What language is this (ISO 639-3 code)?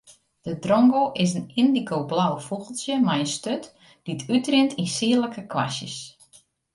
fry